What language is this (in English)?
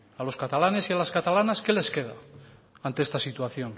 Spanish